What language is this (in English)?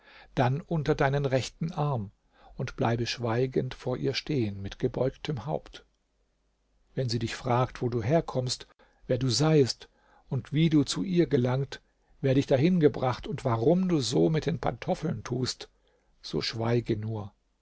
German